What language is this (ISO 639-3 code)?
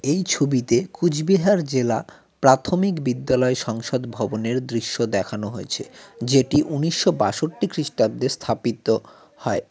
ben